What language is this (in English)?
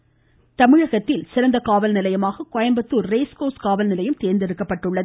Tamil